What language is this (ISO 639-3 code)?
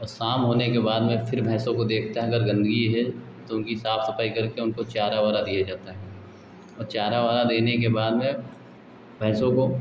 hin